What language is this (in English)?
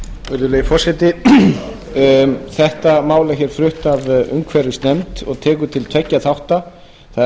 Icelandic